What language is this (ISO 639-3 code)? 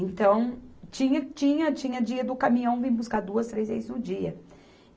por